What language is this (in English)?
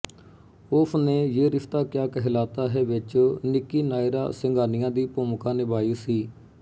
Punjabi